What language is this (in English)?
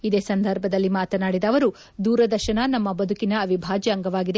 Kannada